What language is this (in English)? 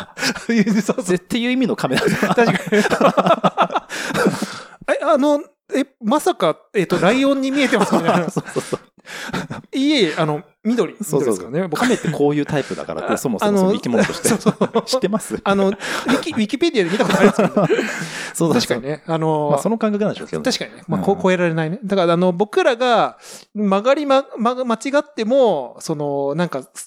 Japanese